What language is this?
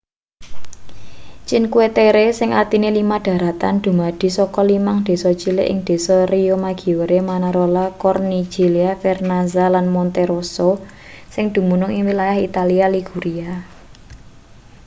Javanese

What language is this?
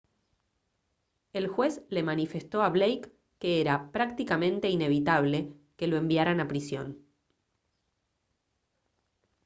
Spanish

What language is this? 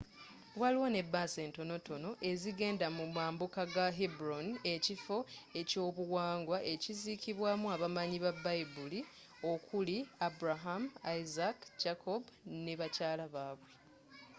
Ganda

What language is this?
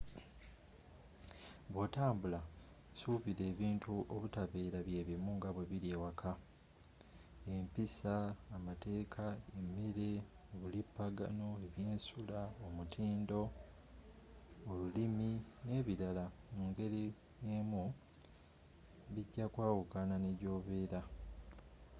Ganda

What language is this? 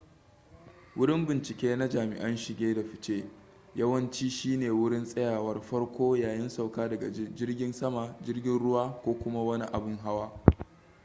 Hausa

